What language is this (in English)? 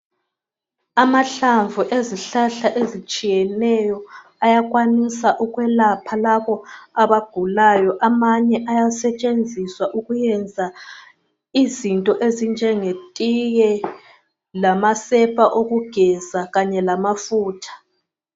North Ndebele